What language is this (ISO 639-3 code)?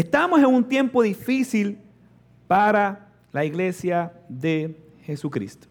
spa